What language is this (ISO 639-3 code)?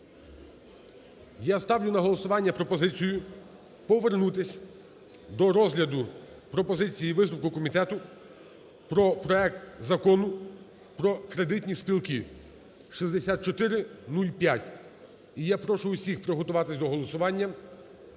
ukr